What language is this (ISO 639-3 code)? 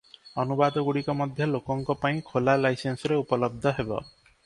ori